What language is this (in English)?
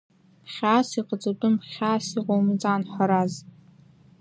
Abkhazian